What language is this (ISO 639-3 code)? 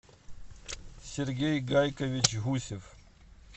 rus